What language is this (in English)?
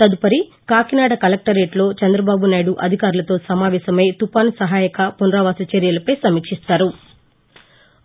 Telugu